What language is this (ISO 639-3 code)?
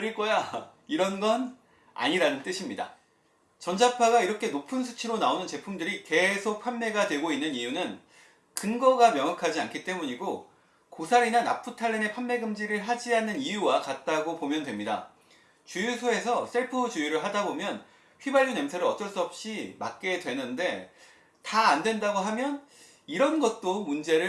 kor